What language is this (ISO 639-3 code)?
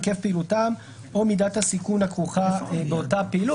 heb